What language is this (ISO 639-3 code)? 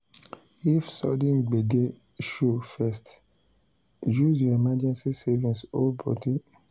pcm